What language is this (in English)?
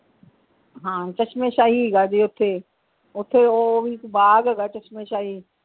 Punjabi